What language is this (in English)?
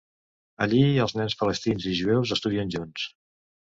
Catalan